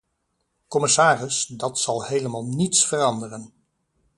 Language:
Dutch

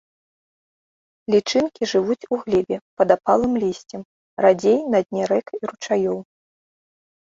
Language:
Belarusian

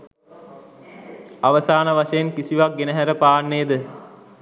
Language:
Sinhala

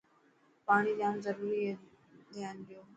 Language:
Dhatki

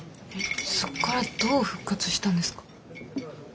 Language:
Japanese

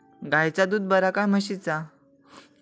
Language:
Marathi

